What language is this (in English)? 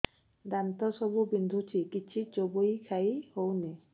Odia